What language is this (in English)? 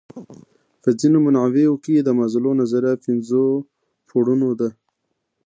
Pashto